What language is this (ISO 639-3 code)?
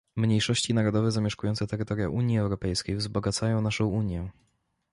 pol